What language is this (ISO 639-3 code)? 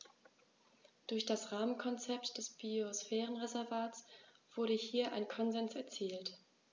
deu